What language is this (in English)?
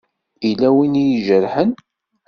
Kabyle